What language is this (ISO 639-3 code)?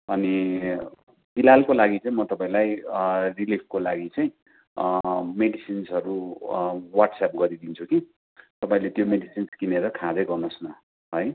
nep